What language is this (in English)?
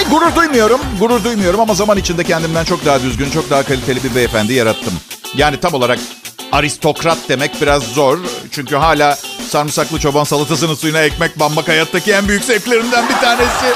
Turkish